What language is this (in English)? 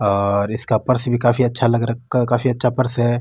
Marwari